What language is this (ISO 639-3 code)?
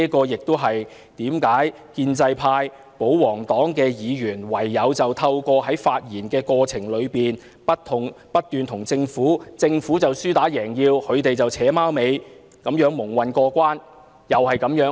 yue